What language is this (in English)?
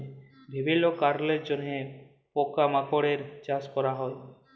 Bangla